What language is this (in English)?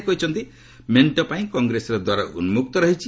Odia